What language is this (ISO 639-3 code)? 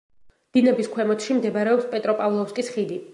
kat